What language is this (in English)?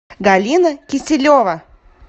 Russian